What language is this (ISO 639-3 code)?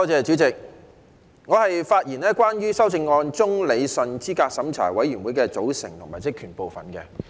yue